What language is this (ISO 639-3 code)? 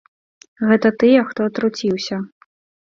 bel